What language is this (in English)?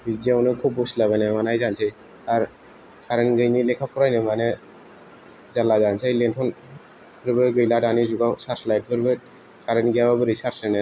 Bodo